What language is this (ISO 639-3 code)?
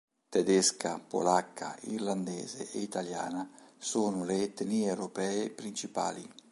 ita